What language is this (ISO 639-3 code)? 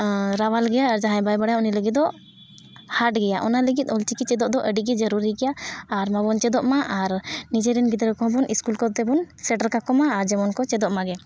sat